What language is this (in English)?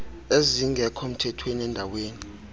Xhosa